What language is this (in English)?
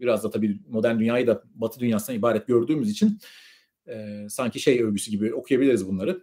Turkish